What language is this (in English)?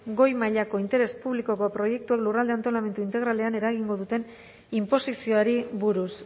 Basque